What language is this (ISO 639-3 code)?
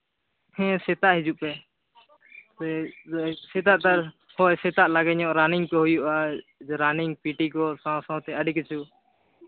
sat